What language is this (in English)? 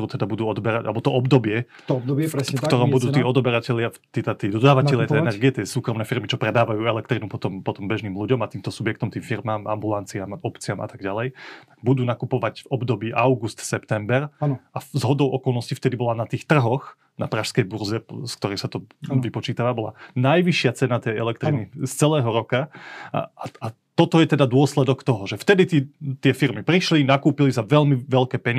Slovak